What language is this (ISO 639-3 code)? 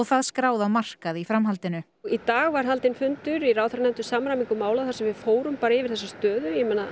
isl